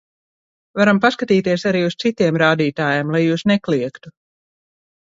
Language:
Latvian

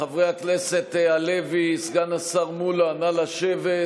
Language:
Hebrew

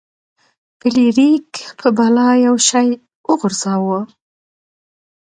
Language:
Pashto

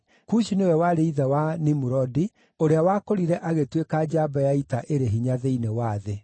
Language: Kikuyu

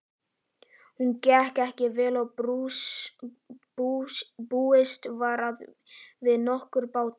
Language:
Icelandic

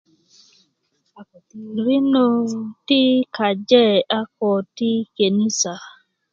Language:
Kuku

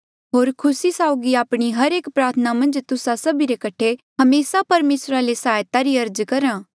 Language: Mandeali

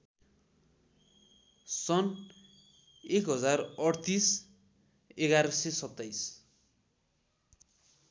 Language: Nepali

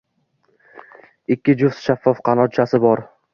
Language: Uzbek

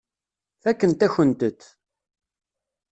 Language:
Kabyle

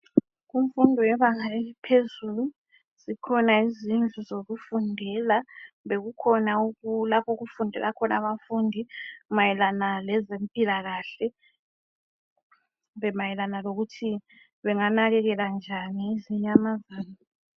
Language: North Ndebele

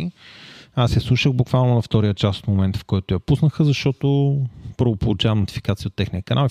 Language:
Bulgarian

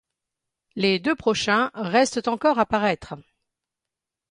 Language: French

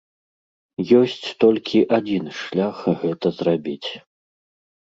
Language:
Belarusian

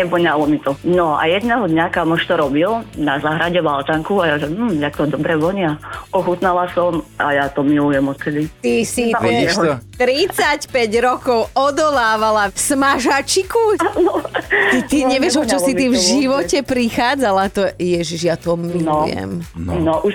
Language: Slovak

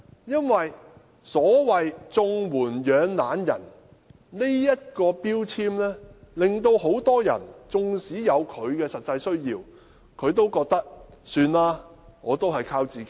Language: Cantonese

